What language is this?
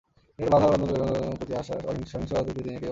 Bangla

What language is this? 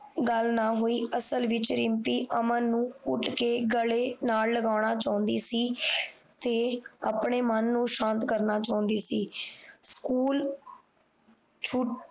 Punjabi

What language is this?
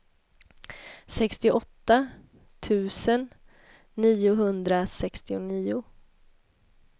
Swedish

